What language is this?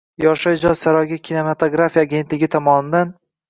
Uzbek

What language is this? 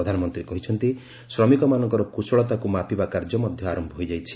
Odia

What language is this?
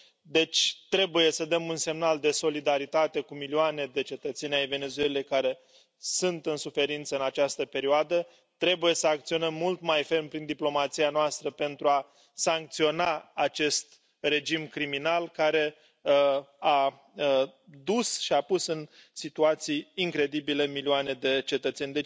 Romanian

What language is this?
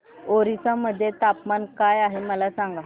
Marathi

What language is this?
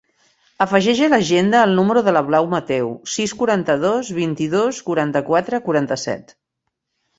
Catalan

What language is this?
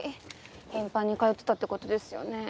Japanese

